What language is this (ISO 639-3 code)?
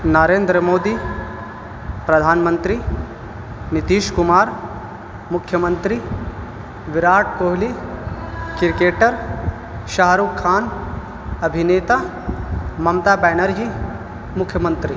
urd